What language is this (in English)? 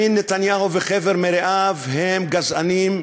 Hebrew